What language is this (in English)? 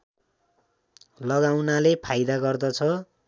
Nepali